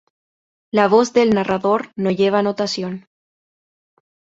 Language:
Spanish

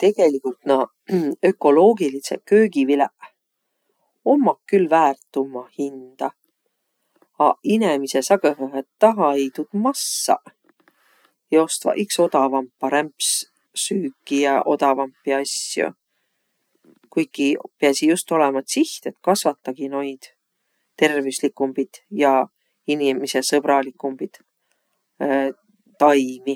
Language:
Võro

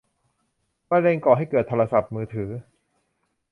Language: Thai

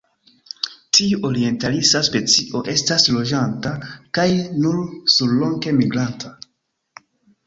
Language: Esperanto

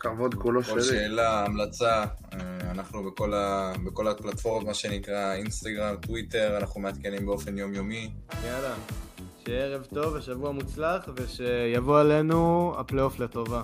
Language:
Hebrew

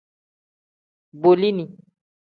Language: Tem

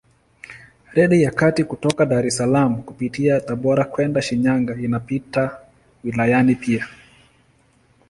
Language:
Swahili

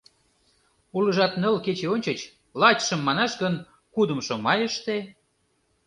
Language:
Mari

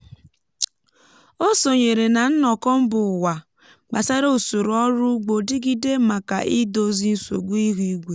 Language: Igbo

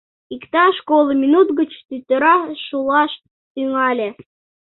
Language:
Mari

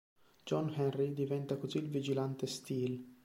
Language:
Italian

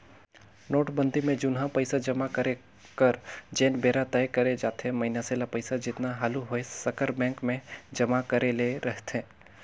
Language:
Chhattisgarhi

